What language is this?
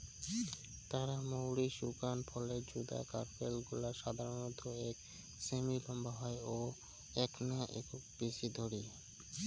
Bangla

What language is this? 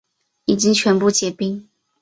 Chinese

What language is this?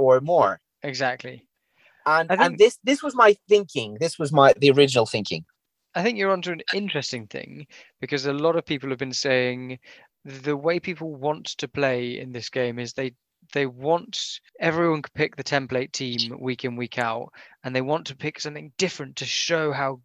English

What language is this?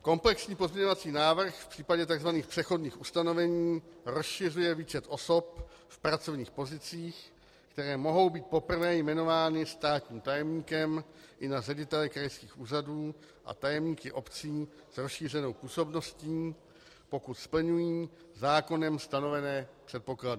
Czech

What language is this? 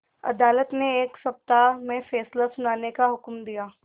Hindi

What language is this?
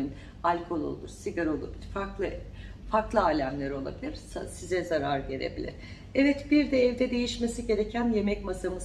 Turkish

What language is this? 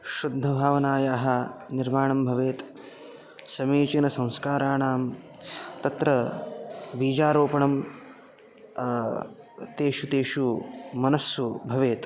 Sanskrit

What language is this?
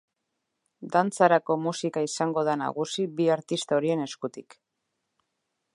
Basque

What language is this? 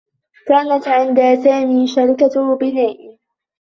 Arabic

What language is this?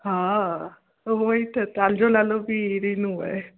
Sindhi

